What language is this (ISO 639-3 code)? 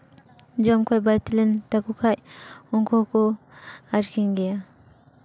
sat